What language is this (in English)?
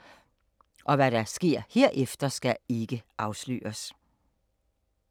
Danish